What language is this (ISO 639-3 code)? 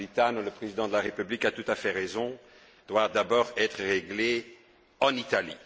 fra